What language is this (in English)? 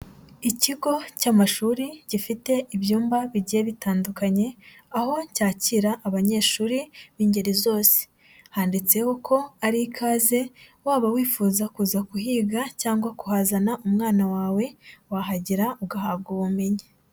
Kinyarwanda